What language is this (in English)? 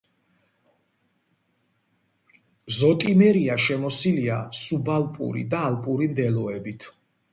Georgian